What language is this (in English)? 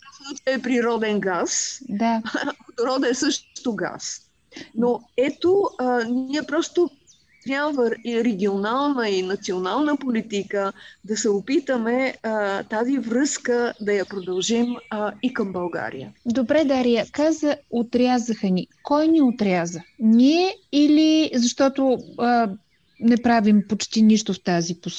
Bulgarian